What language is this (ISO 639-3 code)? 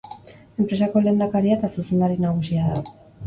eus